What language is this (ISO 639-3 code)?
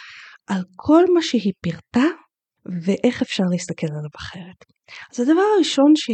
heb